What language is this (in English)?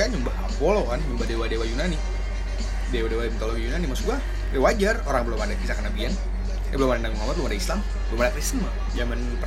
Indonesian